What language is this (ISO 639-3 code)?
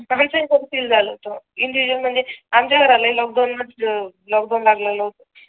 mar